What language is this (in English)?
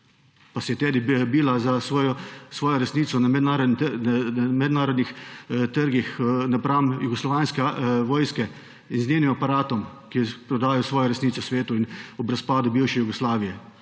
Slovenian